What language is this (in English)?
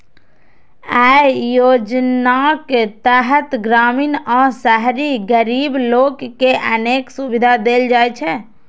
Maithili